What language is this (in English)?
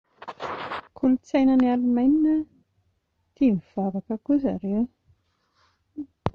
Malagasy